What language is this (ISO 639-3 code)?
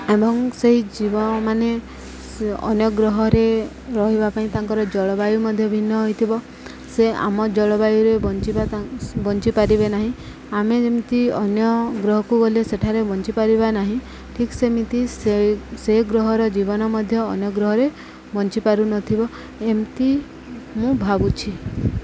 ori